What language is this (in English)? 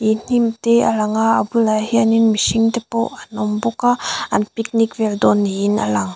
Mizo